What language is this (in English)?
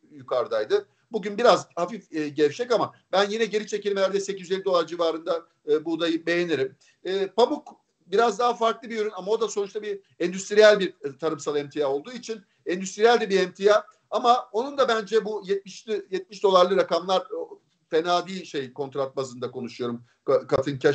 Turkish